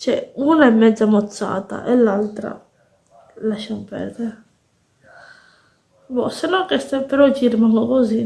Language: Italian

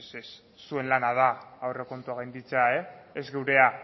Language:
Basque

